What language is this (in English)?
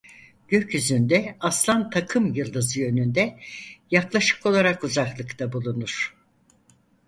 Turkish